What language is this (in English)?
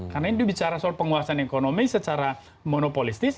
Indonesian